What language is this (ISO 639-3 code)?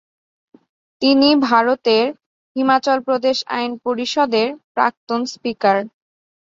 ben